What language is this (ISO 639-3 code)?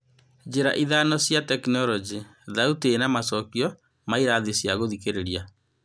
kik